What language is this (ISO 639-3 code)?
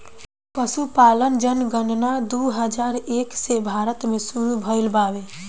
bho